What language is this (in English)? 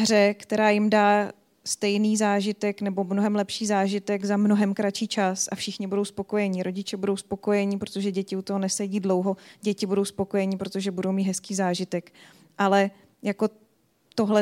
Czech